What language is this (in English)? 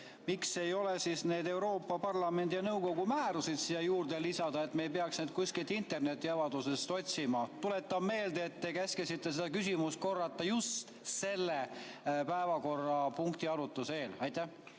Estonian